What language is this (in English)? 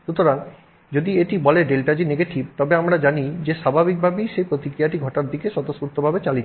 Bangla